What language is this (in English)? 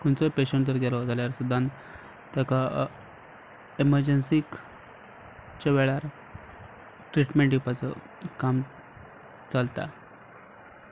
Konkani